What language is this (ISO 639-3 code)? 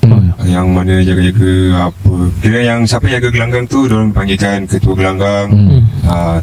msa